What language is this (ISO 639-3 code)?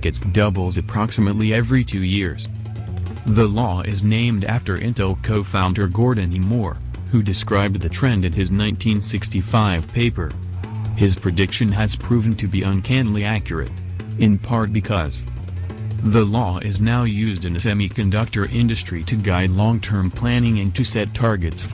heb